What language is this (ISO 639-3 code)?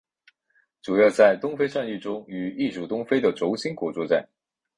zho